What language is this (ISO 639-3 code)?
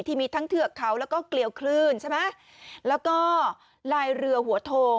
tha